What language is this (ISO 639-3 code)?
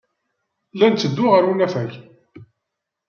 kab